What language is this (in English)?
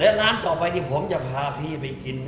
Thai